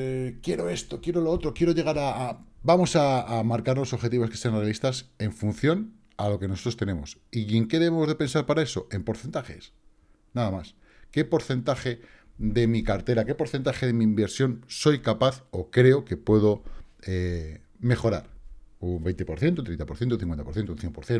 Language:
Spanish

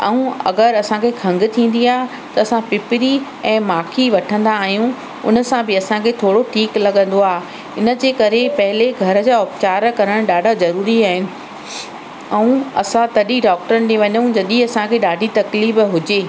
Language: Sindhi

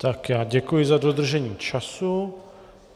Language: Czech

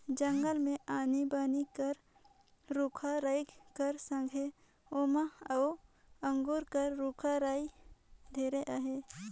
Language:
Chhattisgarhi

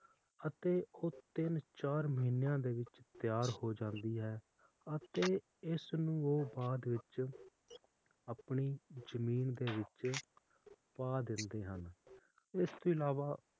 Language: Punjabi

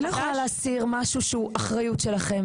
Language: Hebrew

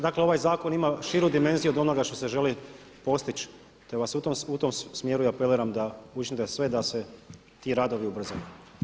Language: Croatian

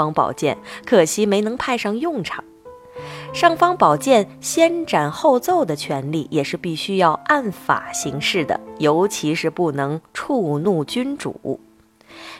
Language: Chinese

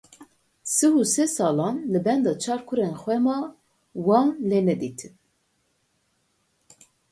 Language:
Kurdish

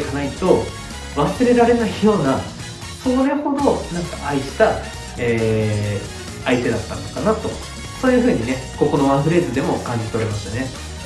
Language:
Japanese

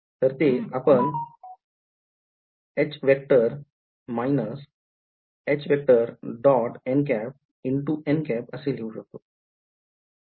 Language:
Marathi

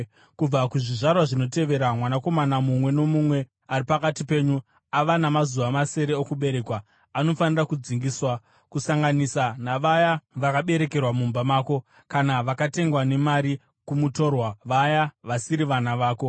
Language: Shona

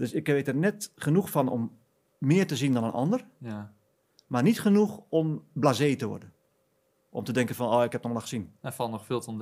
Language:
Dutch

